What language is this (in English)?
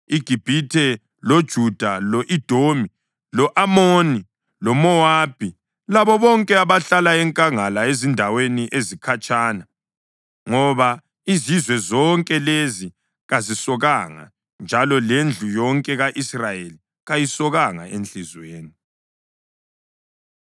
North Ndebele